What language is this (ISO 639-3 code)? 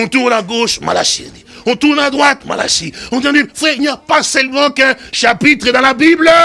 fra